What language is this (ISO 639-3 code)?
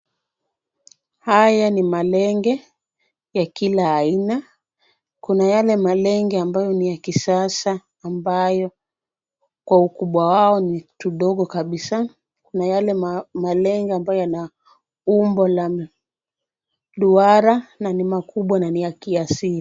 swa